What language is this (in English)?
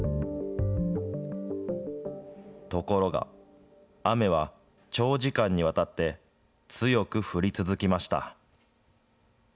Japanese